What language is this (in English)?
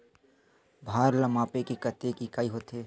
Chhattisgarhi